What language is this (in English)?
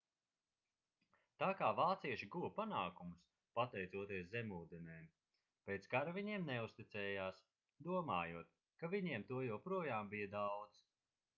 Latvian